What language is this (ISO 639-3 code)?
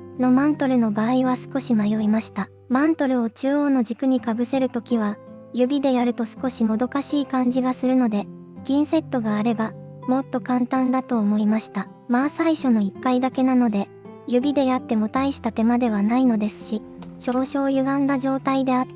jpn